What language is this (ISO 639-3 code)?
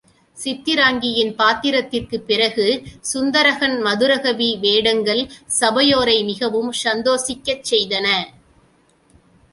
tam